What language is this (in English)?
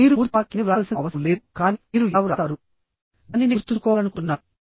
Telugu